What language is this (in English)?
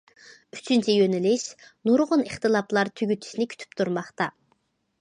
Uyghur